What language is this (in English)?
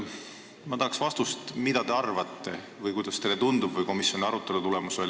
Estonian